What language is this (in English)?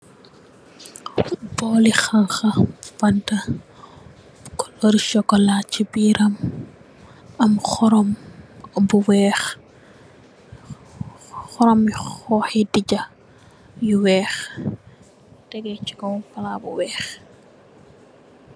Wolof